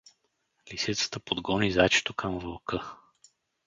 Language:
Bulgarian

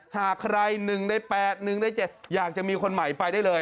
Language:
Thai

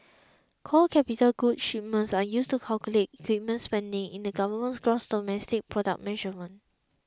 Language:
English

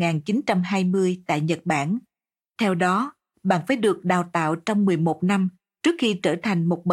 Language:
Vietnamese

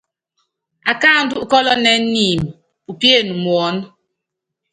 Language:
Yangben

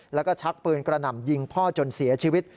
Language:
Thai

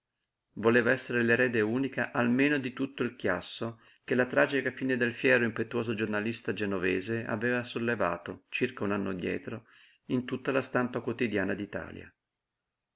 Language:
Italian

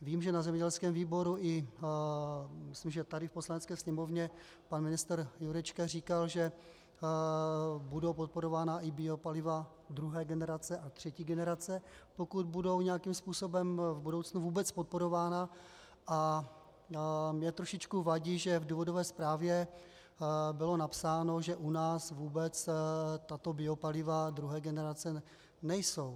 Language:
Czech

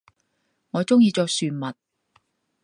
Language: Cantonese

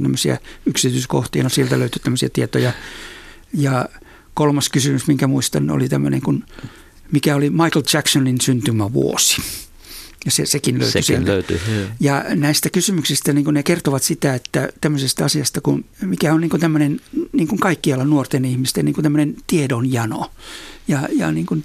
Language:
Finnish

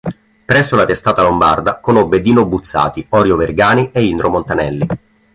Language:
Italian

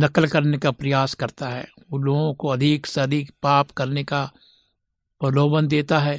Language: Hindi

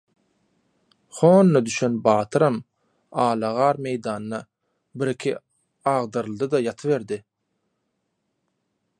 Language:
Turkmen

